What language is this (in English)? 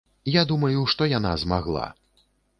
Belarusian